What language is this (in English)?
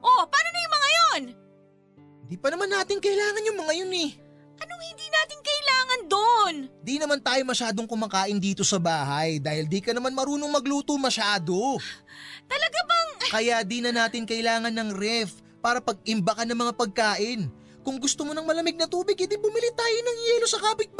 Filipino